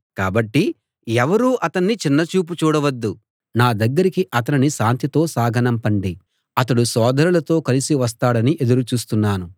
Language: Telugu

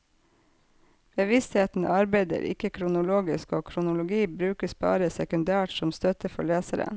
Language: Norwegian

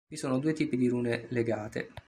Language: Italian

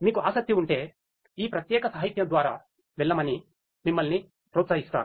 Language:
Telugu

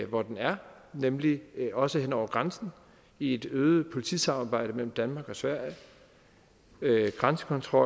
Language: Danish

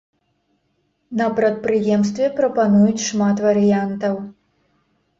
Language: Belarusian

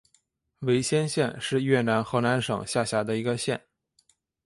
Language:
Chinese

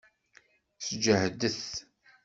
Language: Kabyle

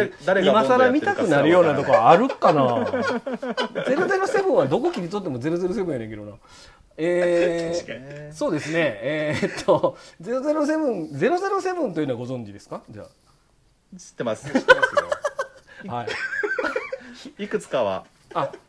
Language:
Japanese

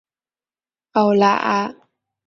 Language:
Chinese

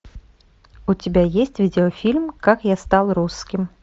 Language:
Russian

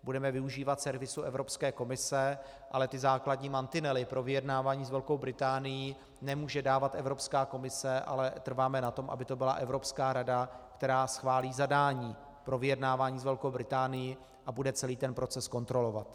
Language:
Czech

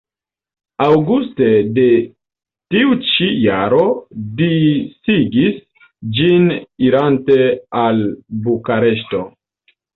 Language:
Esperanto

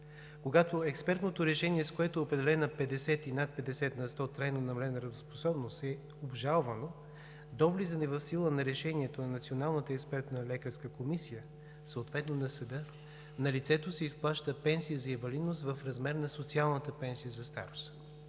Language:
Bulgarian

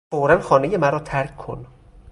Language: Persian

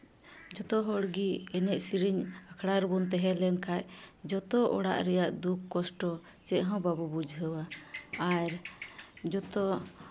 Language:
Santali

